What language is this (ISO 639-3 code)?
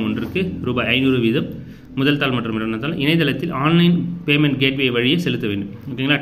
tam